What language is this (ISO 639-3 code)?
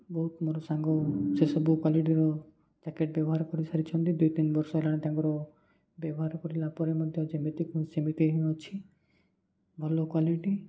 ori